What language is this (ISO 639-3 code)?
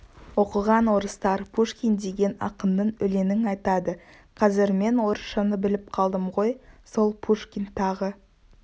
kaz